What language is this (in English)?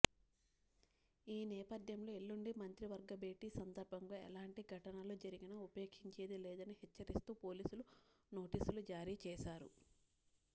Telugu